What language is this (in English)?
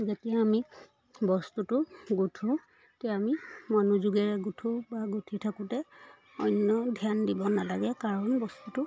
Assamese